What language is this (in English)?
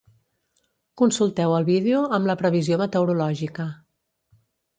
Catalan